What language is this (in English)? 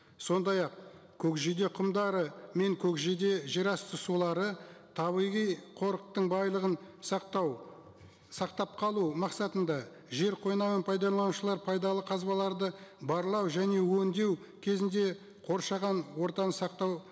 Kazakh